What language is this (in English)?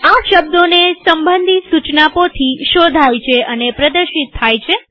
Gujarati